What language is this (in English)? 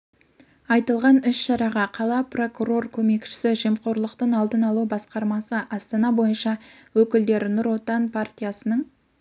Kazakh